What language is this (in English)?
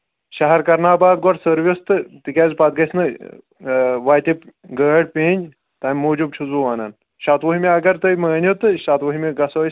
Kashmiri